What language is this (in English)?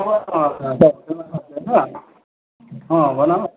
Nepali